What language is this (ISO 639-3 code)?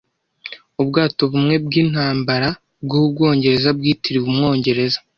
kin